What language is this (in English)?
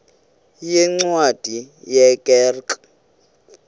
Xhosa